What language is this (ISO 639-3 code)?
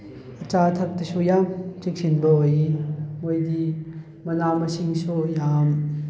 mni